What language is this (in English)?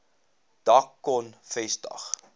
Afrikaans